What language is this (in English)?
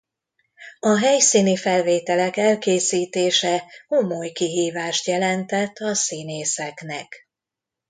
Hungarian